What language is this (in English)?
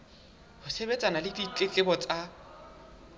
Southern Sotho